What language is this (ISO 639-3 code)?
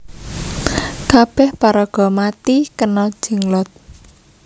jav